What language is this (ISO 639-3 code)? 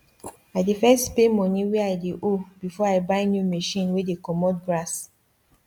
pcm